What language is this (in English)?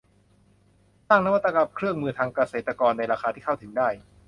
Thai